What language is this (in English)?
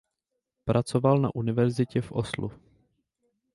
Czech